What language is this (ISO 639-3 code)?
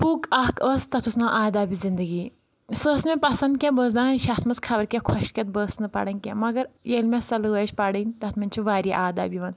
kas